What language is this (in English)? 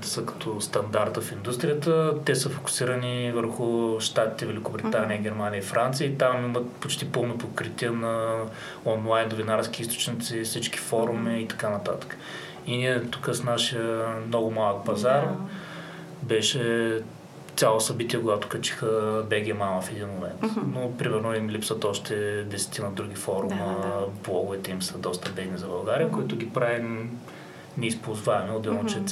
Bulgarian